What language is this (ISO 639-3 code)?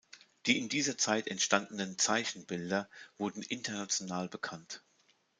deu